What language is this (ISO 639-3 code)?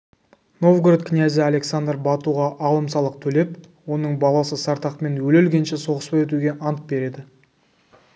kaz